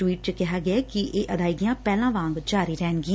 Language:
Punjabi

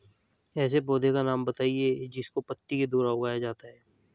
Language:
Hindi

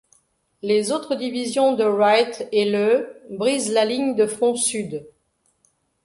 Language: French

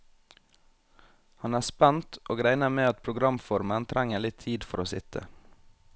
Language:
Norwegian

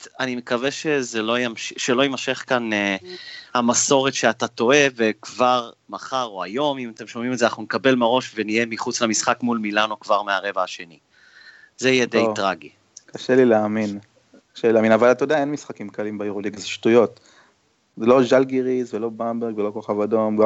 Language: Hebrew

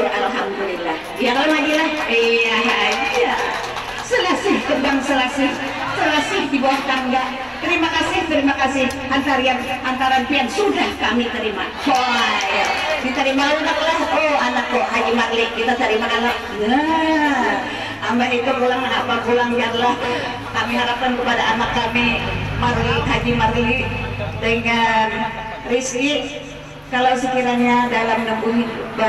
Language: Indonesian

